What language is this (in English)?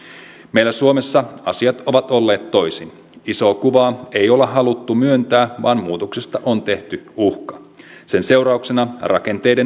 Finnish